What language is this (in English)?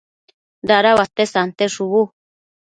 Matsés